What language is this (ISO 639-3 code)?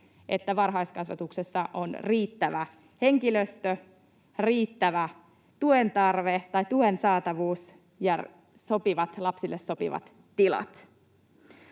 fin